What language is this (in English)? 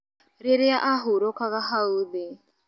Kikuyu